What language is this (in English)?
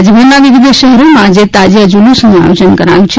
Gujarati